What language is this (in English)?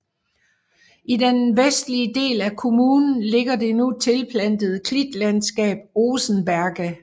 Danish